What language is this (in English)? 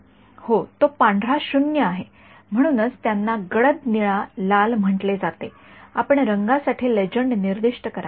Marathi